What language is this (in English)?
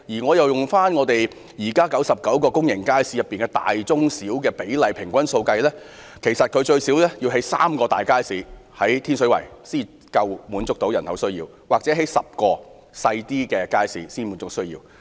Cantonese